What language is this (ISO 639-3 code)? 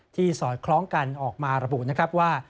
tha